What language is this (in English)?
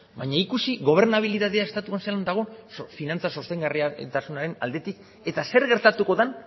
Basque